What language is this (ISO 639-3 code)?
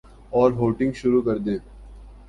urd